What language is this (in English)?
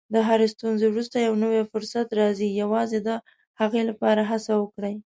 Pashto